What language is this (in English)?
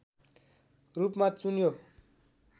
Nepali